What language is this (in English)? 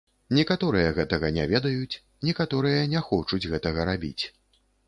Belarusian